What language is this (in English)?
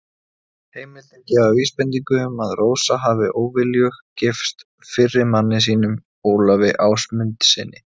Icelandic